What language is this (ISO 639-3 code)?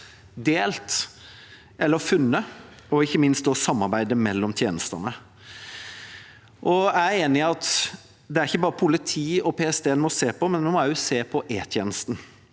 nor